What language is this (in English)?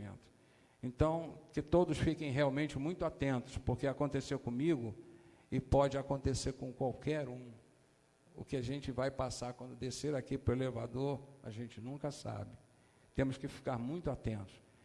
Portuguese